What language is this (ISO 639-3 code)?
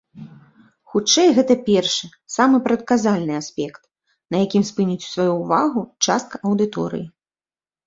bel